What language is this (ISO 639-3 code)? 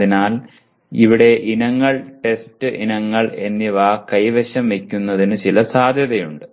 mal